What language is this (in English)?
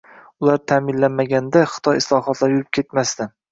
Uzbek